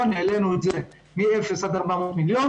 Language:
Hebrew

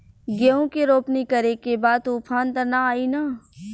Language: Bhojpuri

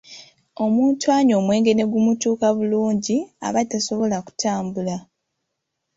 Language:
Ganda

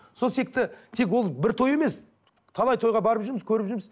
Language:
Kazakh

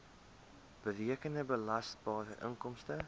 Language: Afrikaans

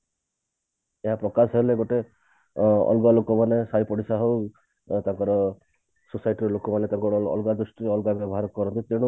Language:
Odia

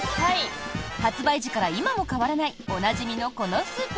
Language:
Japanese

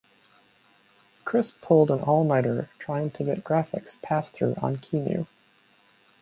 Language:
English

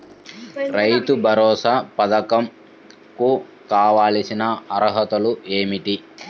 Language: Telugu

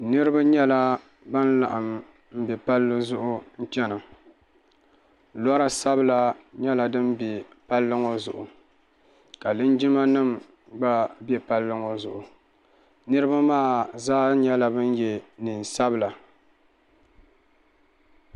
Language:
Dagbani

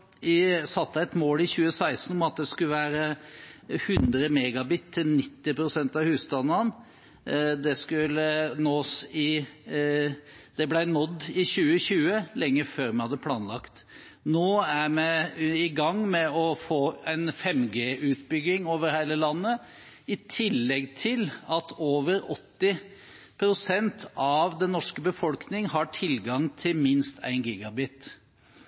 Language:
Norwegian Bokmål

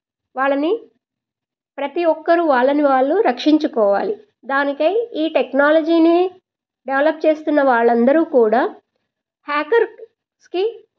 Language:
Telugu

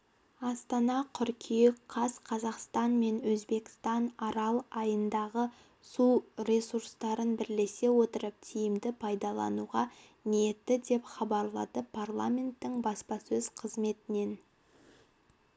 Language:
Kazakh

